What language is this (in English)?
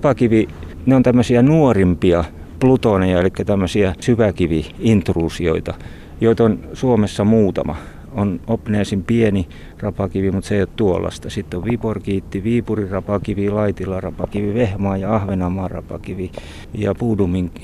Finnish